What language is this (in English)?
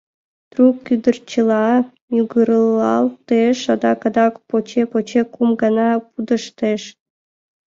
Mari